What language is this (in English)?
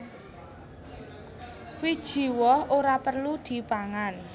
Javanese